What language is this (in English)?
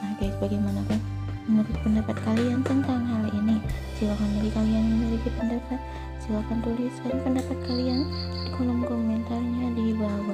Indonesian